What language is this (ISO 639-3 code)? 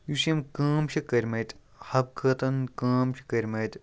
kas